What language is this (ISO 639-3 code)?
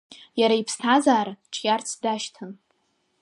abk